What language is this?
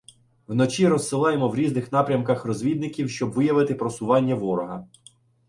Ukrainian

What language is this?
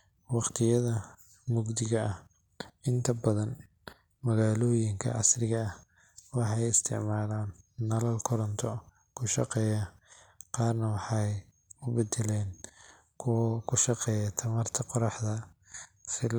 Somali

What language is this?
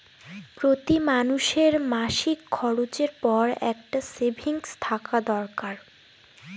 Bangla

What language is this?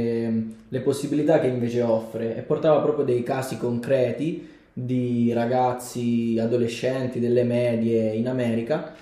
Italian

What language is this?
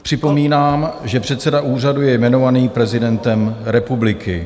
Czech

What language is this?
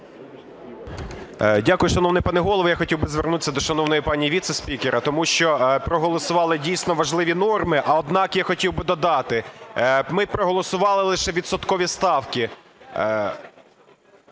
Ukrainian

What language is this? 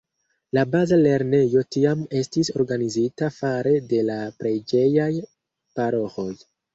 Esperanto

